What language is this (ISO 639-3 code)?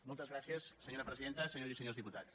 cat